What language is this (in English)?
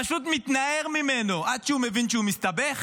Hebrew